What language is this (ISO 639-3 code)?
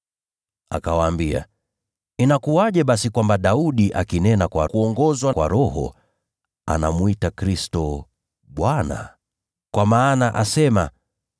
swa